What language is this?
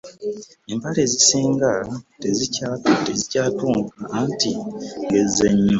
Ganda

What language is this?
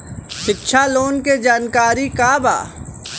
Bhojpuri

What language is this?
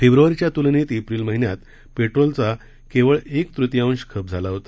Marathi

